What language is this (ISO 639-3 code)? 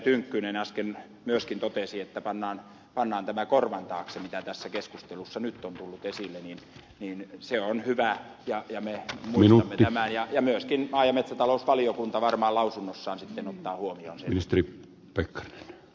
fin